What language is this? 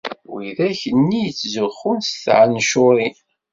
Kabyle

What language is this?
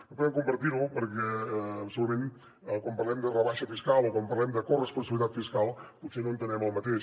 Catalan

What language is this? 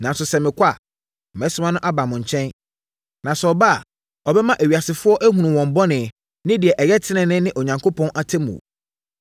Akan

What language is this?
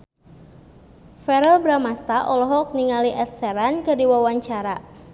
Sundanese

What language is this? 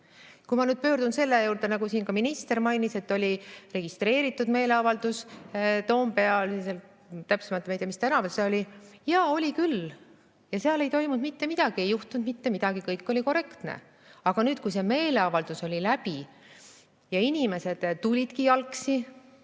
Estonian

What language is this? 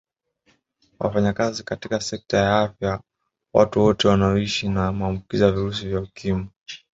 Swahili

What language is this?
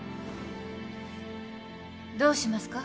Japanese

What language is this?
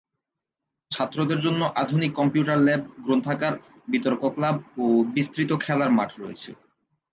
Bangla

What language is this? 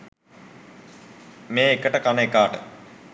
Sinhala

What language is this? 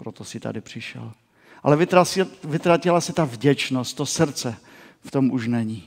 Czech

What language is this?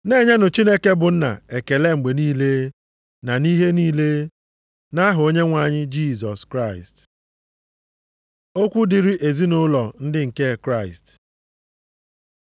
Igbo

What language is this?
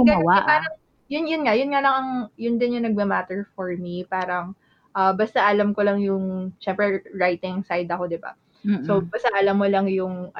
Filipino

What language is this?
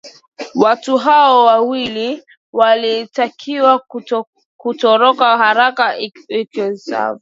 Swahili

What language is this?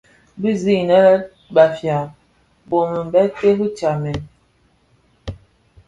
Bafia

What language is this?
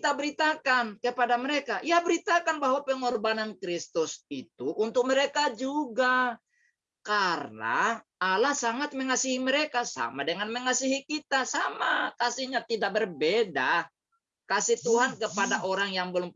Indonesian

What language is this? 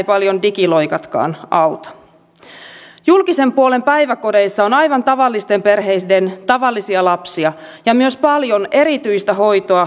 Finnish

